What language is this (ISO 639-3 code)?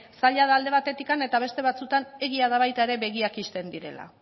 eus